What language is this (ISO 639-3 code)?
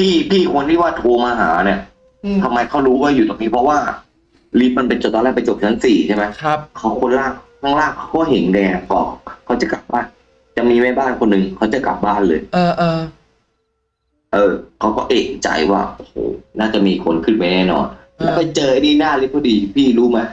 tha